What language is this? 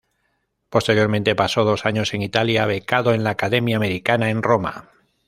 Spanish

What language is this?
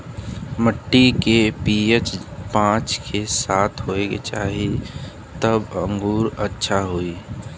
Bhojpuri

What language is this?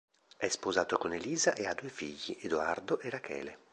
Italian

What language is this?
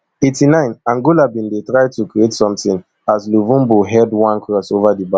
Nigerian Pidgin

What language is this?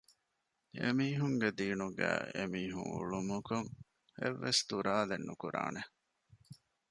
Divehi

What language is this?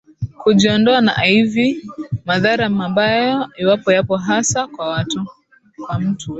Swahili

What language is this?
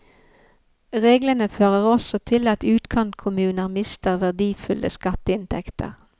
Norwegian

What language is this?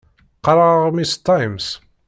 Kabyle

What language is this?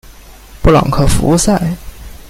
Chinese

